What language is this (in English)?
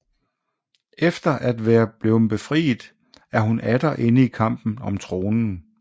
Danish